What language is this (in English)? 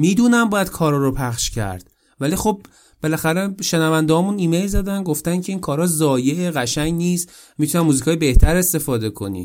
Persian